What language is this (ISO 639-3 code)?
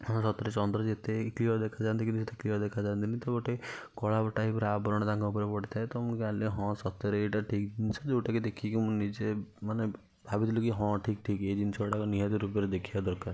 ori